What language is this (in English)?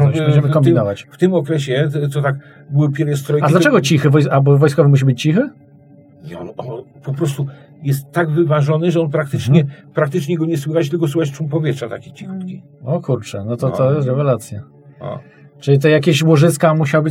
Polish